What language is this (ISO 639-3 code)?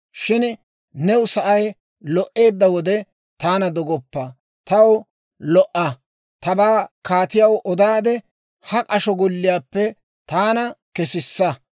dwr